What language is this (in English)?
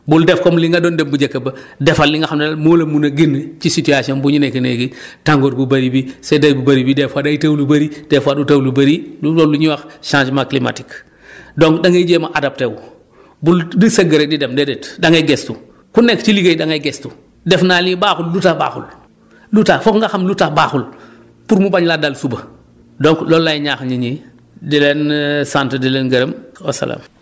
Wolof